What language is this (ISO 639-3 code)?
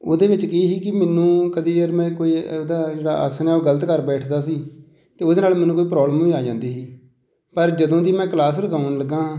pan